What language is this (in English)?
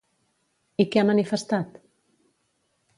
Catalan